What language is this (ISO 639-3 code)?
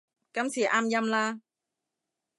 yue